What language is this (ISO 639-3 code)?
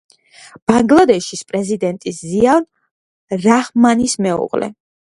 kat